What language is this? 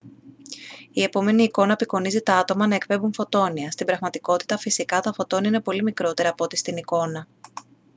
Greek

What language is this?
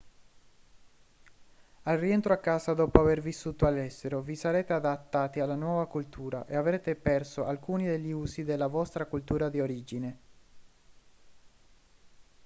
Italian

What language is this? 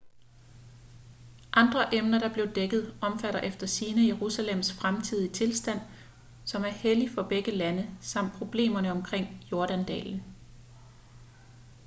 Danish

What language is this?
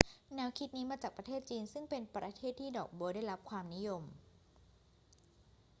Thai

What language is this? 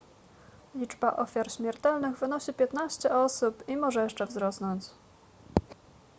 Polish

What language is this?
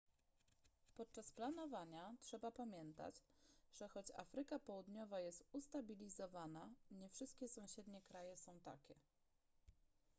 Polish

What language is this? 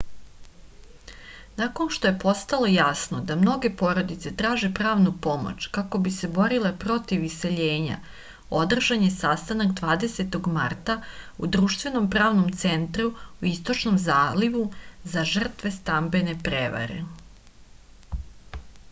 Serbian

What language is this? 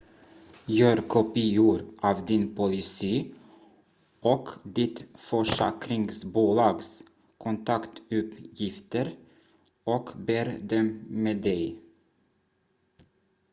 Swedish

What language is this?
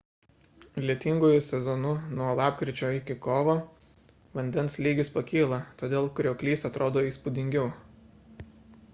Lithuanian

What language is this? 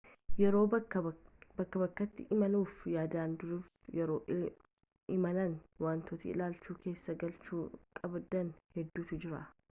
Oromo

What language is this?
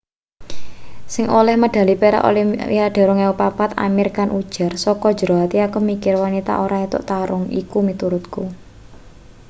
Javanese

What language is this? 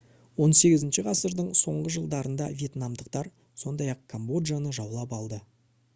Kazakh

